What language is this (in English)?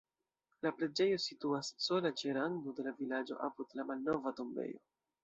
Esperanto